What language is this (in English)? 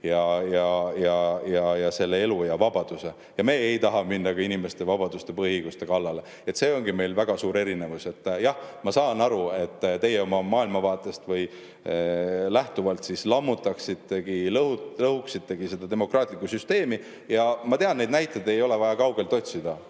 Estonian